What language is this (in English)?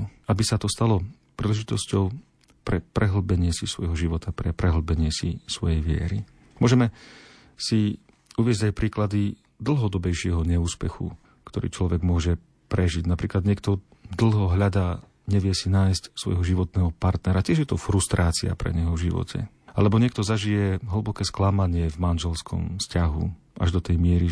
Slovak